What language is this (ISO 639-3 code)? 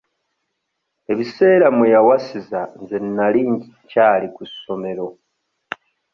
lug